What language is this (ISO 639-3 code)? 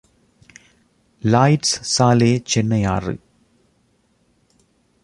tam